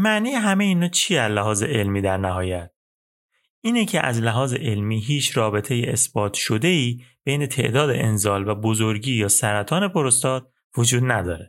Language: Persian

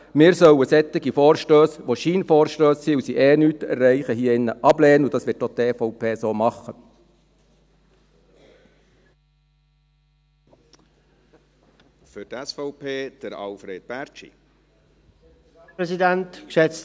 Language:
Swiss German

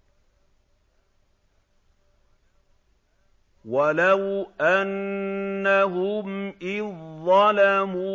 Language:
Arabic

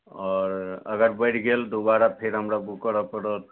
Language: Maithili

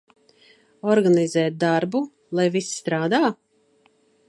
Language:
Latvian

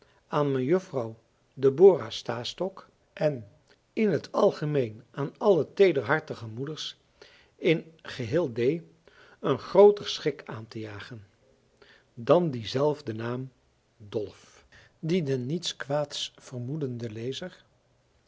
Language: Dutch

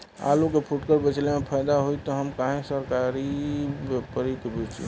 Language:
Bhojpuri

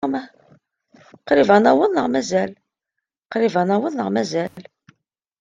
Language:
Kabyle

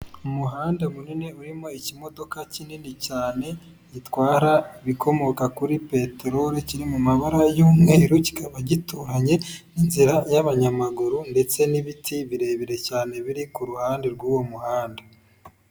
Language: Kinyarwanda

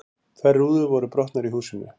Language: Icelandic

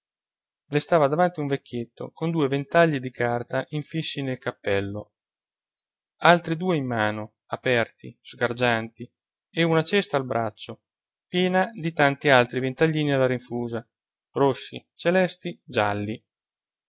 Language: Italian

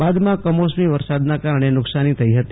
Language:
Gujarati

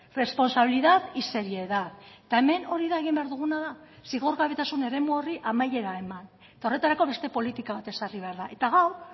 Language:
Basque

